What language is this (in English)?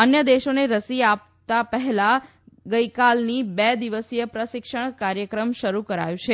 Gujarati